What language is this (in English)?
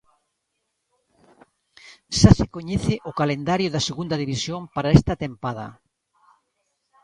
Galician